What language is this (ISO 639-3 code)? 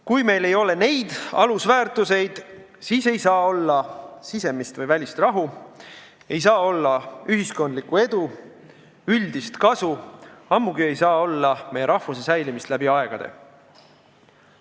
est